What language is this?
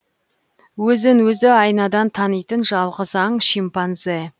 Kazakh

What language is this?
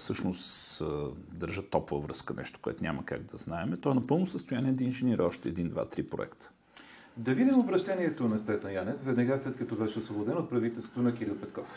Bulgarian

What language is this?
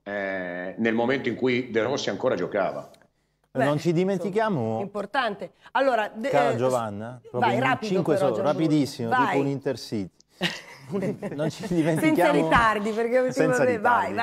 Italian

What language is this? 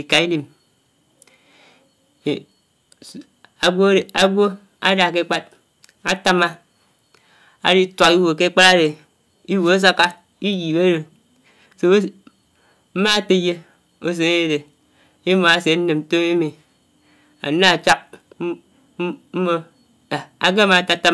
Anaang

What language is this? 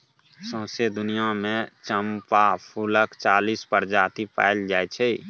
Maithili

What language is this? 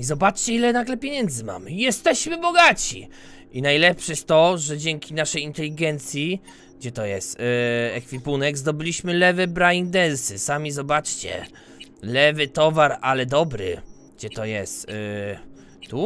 Polish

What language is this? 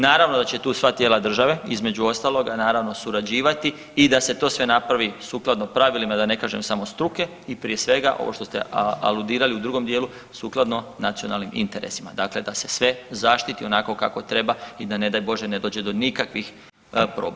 Croatian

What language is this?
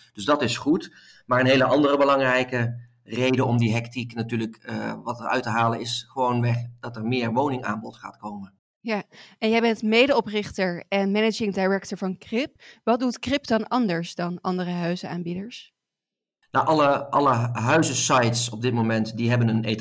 Dutch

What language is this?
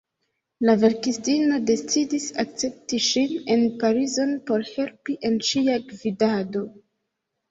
Esperanto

